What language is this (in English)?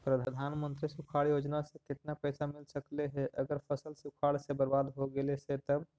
Magahi